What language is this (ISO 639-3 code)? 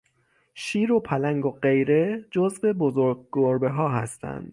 fas